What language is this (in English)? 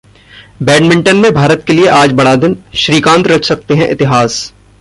Hindi